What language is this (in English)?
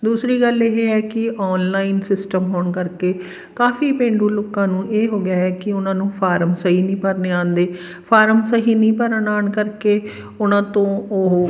Punjabi